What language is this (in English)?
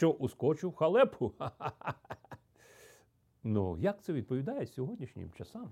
Ukrainian